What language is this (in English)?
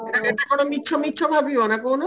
Odia